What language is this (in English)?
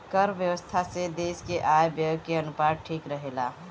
Bhojpuri